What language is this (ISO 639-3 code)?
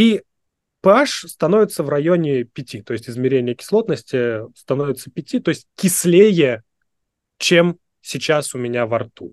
rus